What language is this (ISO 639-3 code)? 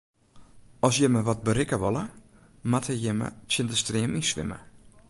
fry